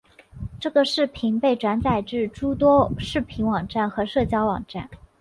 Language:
Chinese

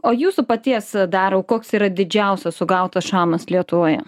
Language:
Lithuanian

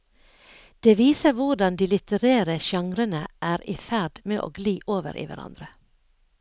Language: Norwegian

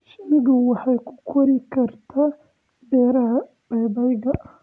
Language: Somali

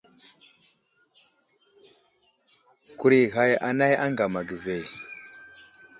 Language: Wuzlam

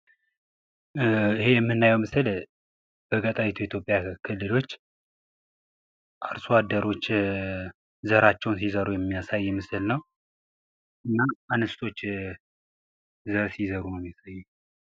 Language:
Amharic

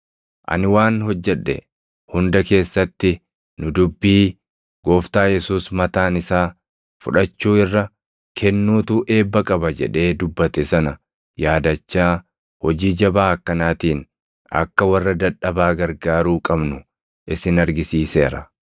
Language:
Oromo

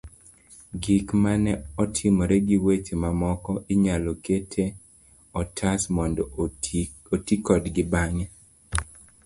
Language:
Luo (Kenya and Tanzania)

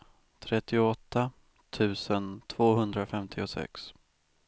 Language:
Swedish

